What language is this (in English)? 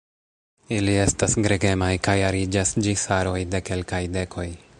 Esperanto